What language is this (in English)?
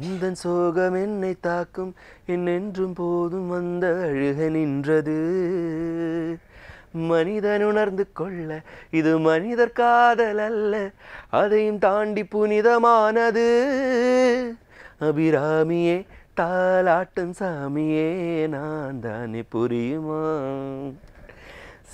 Hindi